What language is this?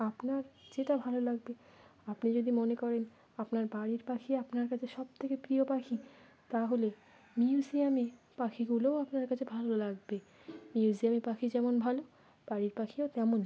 Bangla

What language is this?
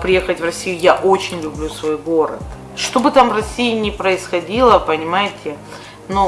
Russian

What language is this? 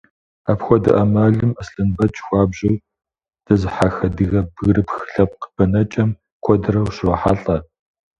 Kabardian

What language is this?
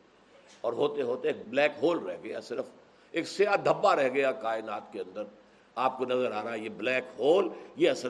Urdu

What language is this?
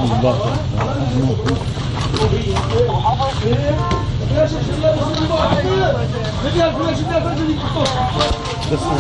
Arabic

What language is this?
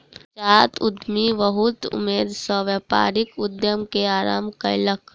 Maithili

